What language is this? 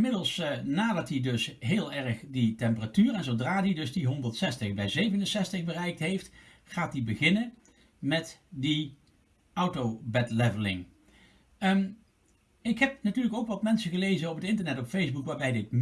Dutch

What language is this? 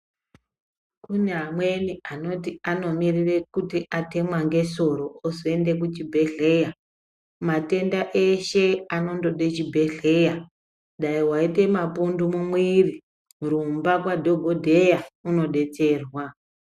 Ndau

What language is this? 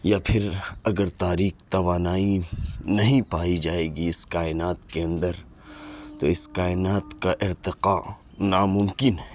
Urdu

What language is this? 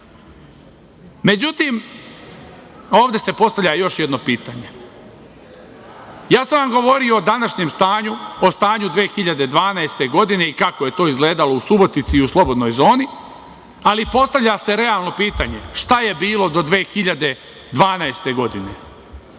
Serbian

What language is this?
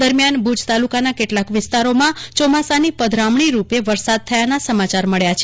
Gujarati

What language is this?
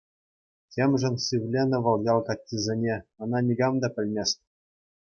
Chuvash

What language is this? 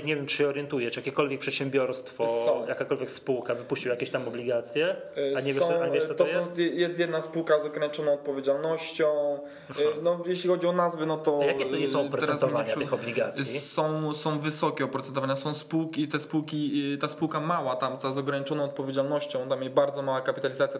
Polish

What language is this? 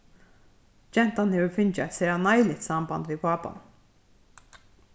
Faroese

